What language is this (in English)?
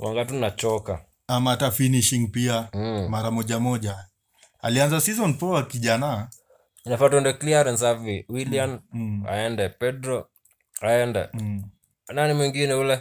Swahili